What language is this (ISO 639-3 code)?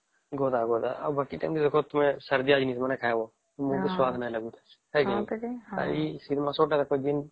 ori